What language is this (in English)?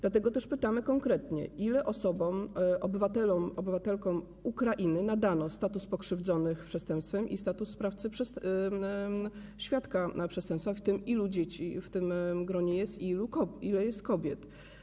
Polish